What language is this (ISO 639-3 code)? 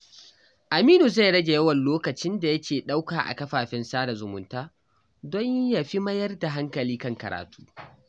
hau